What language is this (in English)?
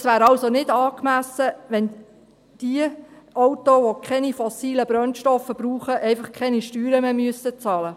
Swiss German